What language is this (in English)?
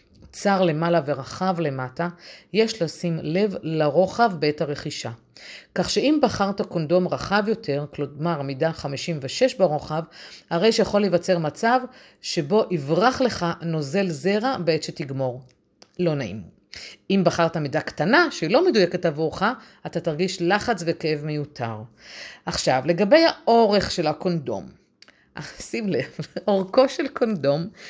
Hebrew